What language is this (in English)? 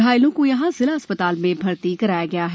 Hindi